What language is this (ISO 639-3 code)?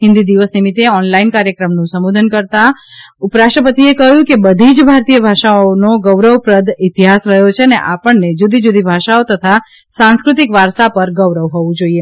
guj